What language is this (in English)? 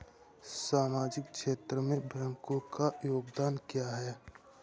Hindi